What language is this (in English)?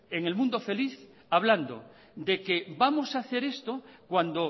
Spanish